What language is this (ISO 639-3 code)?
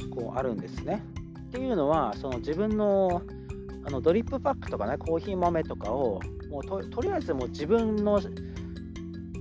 jpn